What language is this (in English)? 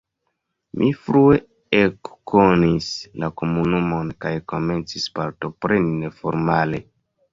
Esperanto